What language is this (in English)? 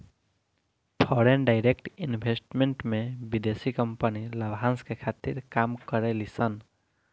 Bhojpuri